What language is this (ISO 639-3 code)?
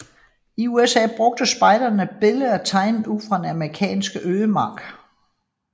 dan